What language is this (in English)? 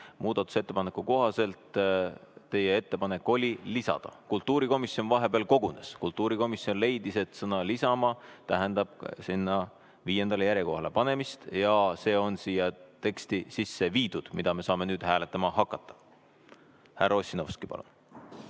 Estonian